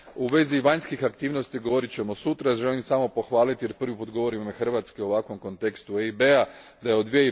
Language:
Croatian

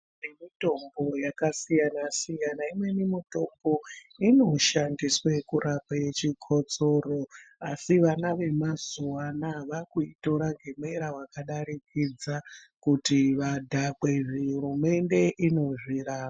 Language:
Ndau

